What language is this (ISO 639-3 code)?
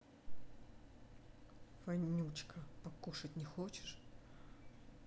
rus